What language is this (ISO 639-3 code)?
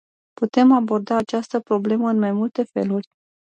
ron